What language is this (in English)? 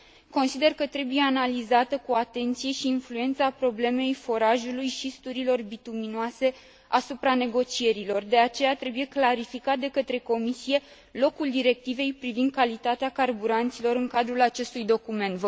Romanian